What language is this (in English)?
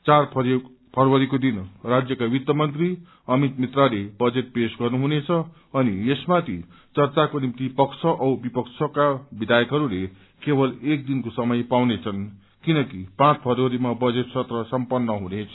Nepali